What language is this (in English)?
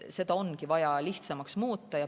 Estonian